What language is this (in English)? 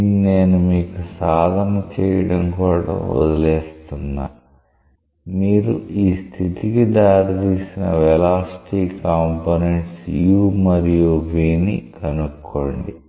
Telugu